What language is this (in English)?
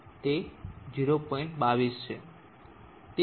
Gujarati